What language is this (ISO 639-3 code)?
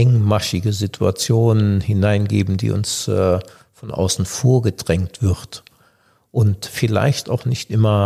deu